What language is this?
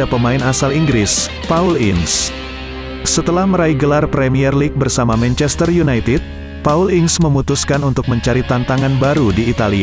Indonesian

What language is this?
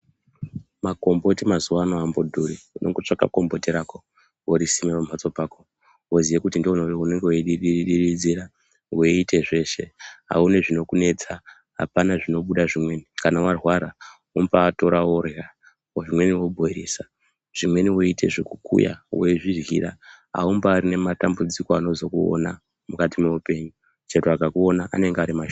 Ndau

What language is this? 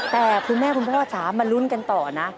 Thai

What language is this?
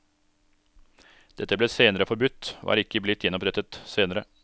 Norwegian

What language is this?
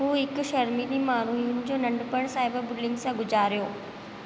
Sindhi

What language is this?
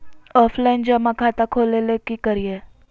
Magahi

